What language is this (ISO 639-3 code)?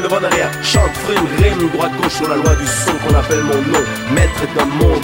fra